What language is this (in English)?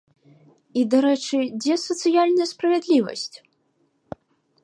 Belarusian